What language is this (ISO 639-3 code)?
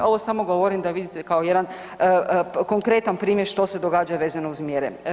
hrv